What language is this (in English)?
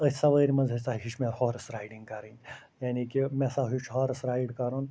Kashmiri